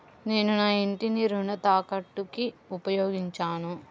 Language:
Telugu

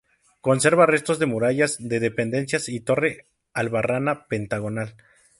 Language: Spanish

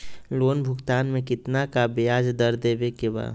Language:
Magahi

